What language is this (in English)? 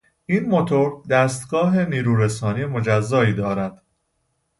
Persian